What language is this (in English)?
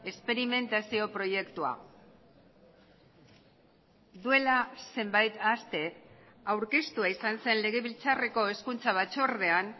Basque